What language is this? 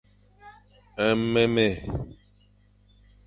Fang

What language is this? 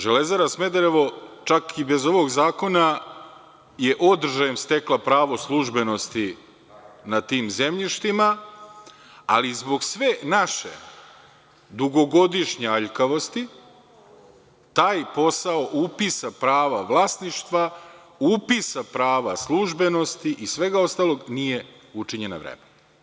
Serbian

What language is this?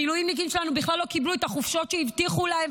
Hebrew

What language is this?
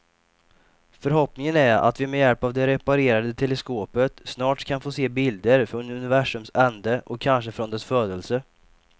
Swedish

